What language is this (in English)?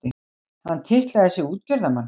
Icelandic